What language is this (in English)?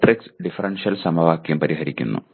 Malayalam